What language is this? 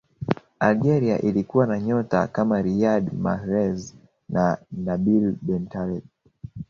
Swahili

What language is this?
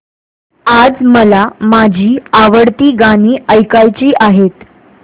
Marathi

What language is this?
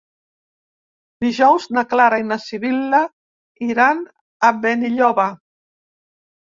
Catalan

